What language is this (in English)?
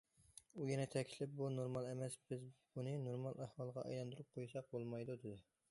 Uyghur